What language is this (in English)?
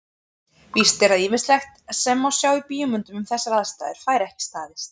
Icelandic